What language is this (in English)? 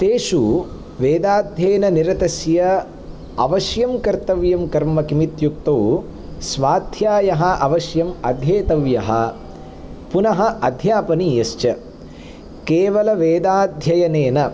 Sanskrit